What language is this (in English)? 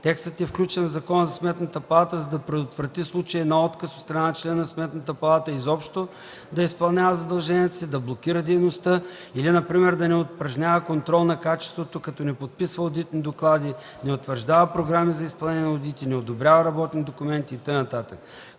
Bulgarian